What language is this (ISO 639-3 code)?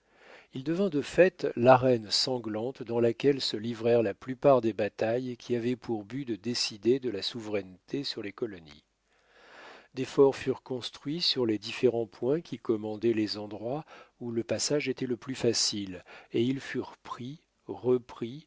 fra